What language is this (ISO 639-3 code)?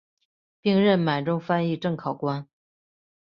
zho